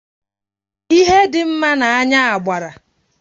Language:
Igbo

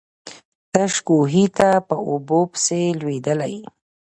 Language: Pashto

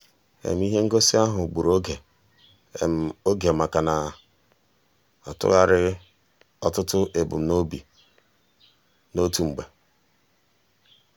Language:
Igbo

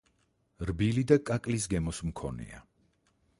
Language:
Georgian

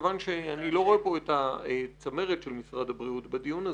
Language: Hebrew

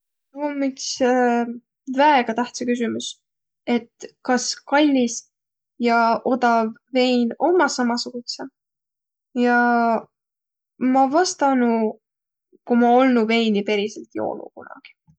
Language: Võro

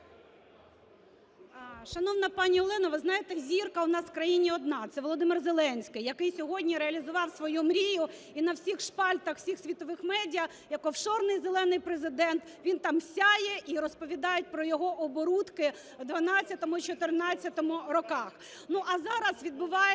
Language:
Ukrainian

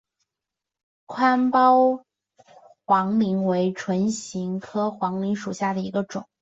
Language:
Chinese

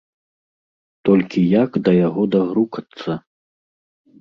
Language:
Belarusian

